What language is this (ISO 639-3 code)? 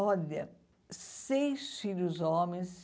por